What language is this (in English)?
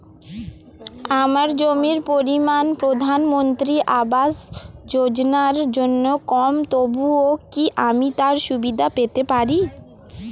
Bangla